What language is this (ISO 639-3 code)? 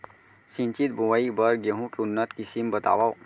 hne